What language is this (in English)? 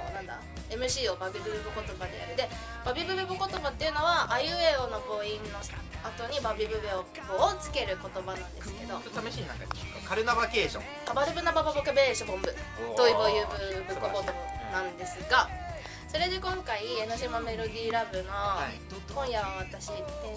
Japanese